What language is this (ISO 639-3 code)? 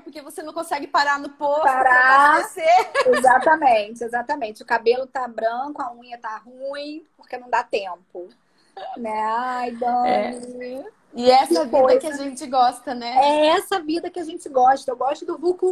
por